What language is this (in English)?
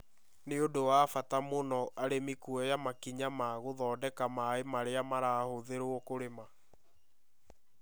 Kikuyu